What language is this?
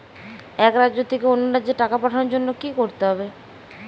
Bangla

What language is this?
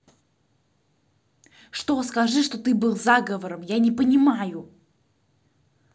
Russian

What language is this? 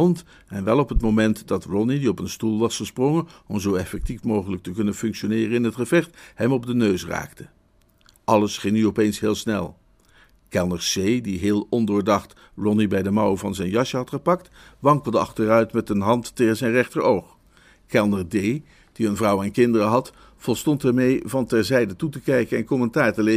Dutch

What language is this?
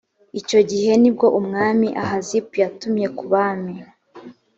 Kinyarwanda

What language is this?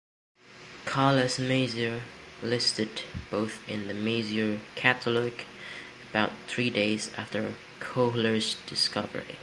English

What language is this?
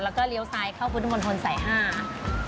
Thai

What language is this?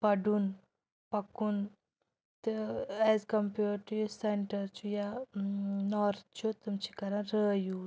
Kashmiri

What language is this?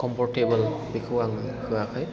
Bodo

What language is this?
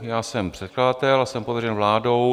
Czech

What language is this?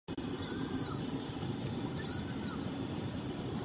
Czech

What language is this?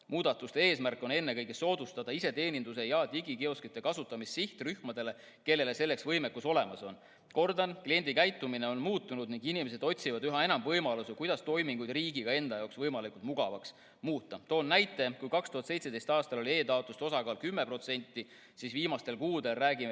Estonian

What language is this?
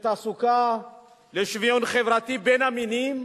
Hebrew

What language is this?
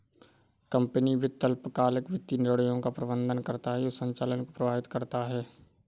Hindi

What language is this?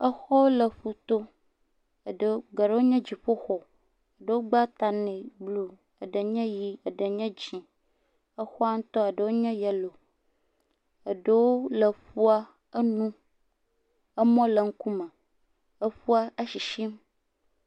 Ewe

